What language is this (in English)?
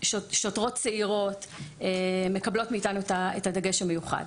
Hebrew